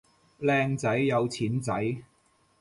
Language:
Cantonese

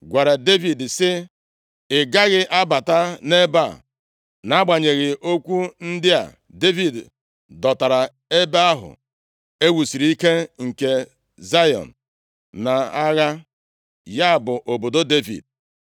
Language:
Igbo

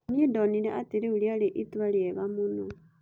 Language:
Kikuyu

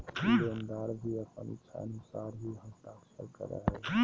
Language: Magahi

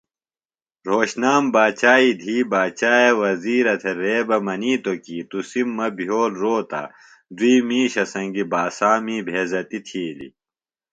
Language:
Phalura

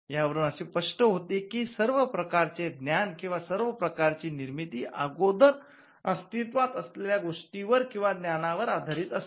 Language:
Marathi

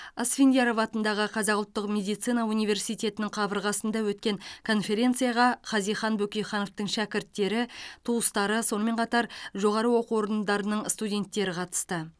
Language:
Kazakh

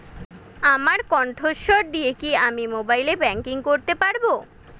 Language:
Bangla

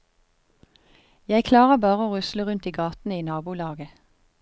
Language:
Norwegian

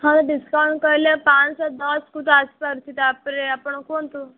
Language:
Odia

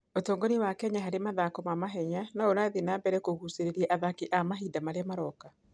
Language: Kikuyu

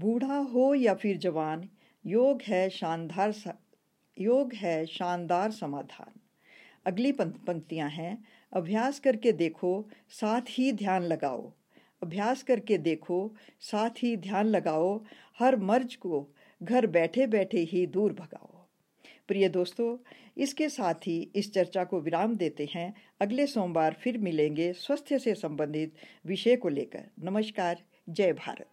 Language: Hindi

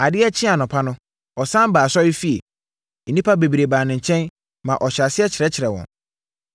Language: Akan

